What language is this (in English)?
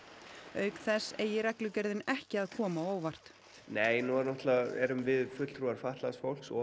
Icelandic